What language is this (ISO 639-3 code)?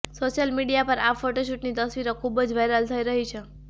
guj